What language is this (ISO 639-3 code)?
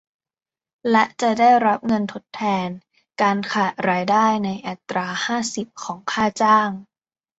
tha